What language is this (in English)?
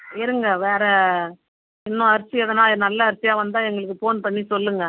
Tamil